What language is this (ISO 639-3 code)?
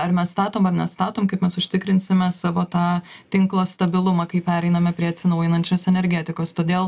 lit